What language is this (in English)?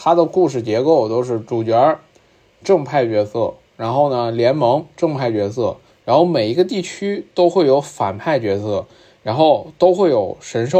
Chinese